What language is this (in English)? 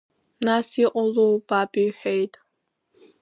Abkhazian